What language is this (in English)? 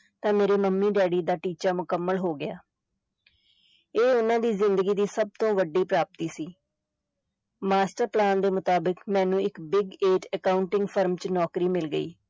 Punjabi